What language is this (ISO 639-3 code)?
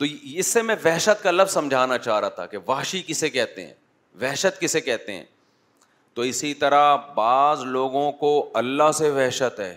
urd